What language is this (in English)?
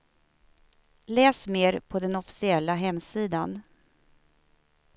Swedish